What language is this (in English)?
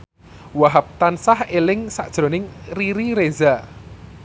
Javanese